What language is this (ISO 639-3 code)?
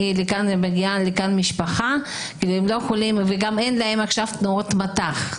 heb